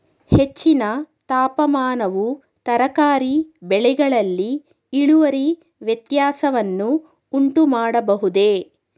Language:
Kannada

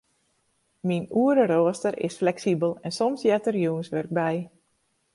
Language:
Western Frisian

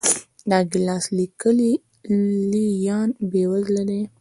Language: Pashto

